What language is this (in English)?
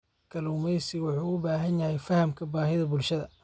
Somali